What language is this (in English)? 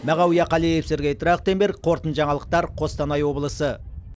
Kazakh